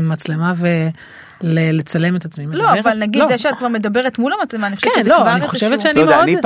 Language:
Hebrew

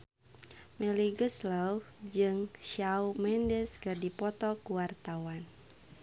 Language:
Sundanese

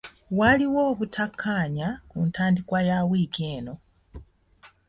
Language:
Ganda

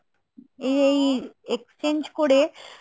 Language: Bangla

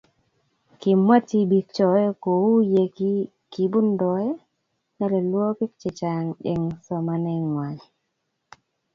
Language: Kalenjin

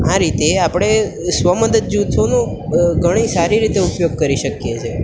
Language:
Gujarati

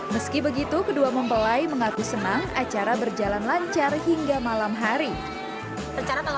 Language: Indonesian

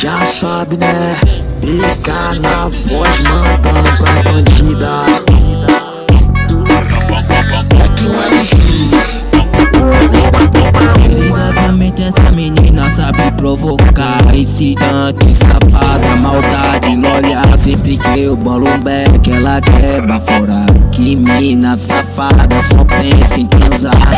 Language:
Indonesian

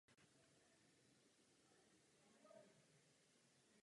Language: Czech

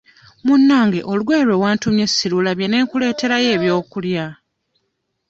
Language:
Ganda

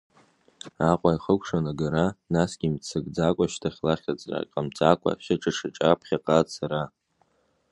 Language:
Abkhazian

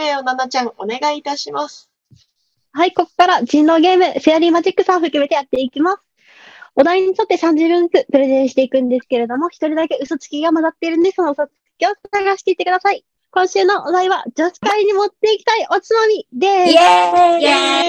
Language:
Japanese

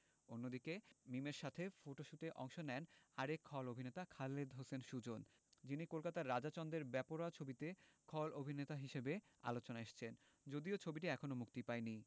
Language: Bangla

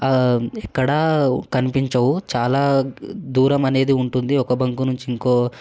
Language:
Telugu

